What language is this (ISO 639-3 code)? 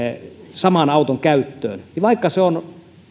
fin